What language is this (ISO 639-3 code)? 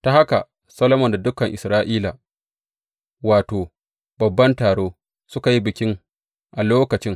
hau